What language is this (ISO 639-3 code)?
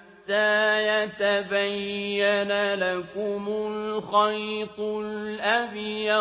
ara